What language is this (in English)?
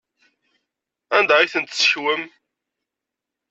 Kabyle